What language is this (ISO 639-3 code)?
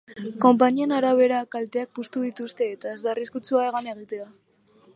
eus